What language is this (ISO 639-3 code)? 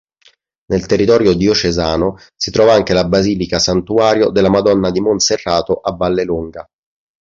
ita